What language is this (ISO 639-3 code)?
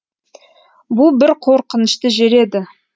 kaz